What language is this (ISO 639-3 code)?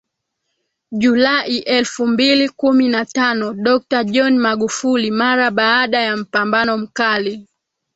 swa